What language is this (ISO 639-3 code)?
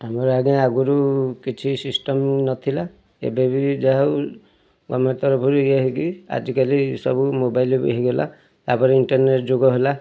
ori